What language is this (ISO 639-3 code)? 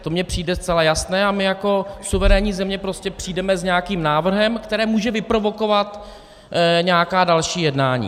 ces